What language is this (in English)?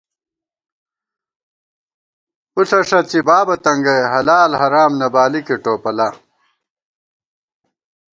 Gawar-Bati